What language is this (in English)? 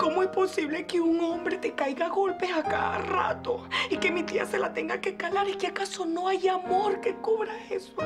Spanish